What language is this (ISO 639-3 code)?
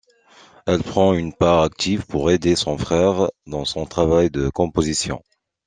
fra